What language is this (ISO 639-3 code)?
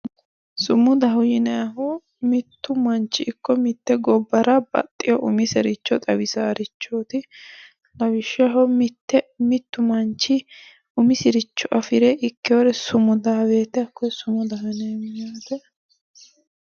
sid